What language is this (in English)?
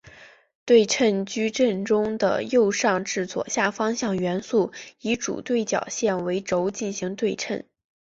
Chinese